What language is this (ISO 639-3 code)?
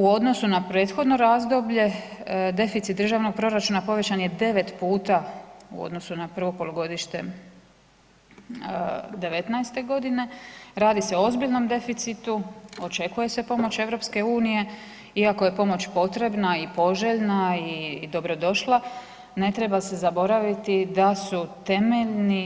hrv